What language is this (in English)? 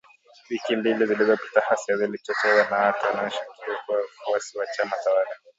Swahili